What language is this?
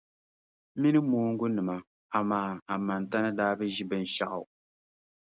Dagbani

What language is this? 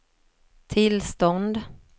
Swedish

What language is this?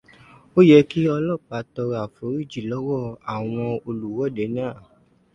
Yoruba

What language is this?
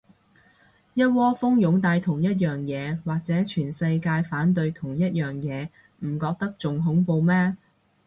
Cantonese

